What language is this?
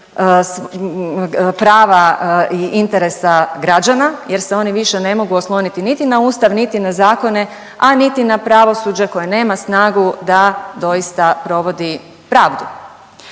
Croatian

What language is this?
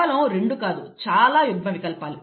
Telugu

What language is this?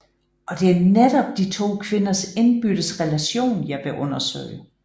Danish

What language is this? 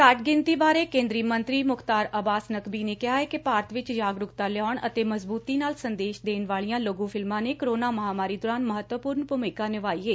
Punjabi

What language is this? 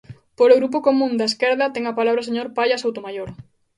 Galician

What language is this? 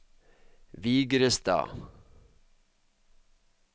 Norwegian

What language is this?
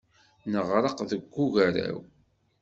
Kabyle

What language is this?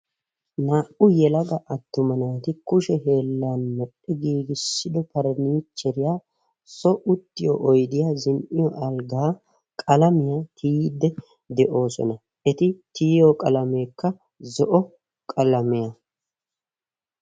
Wolaytta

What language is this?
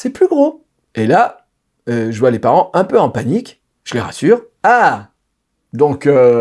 French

